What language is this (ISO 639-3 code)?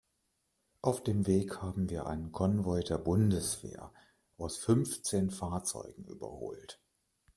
deu